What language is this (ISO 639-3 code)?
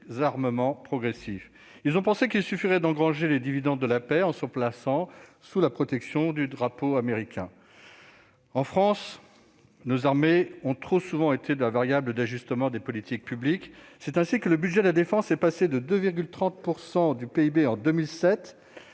fra